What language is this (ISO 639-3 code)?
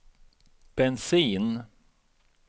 swe